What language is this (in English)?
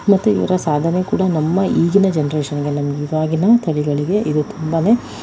Kannada